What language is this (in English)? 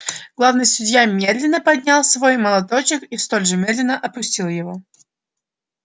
Russian